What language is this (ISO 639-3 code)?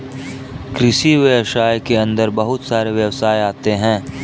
hin